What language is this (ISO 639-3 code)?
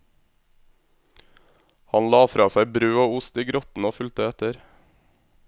nor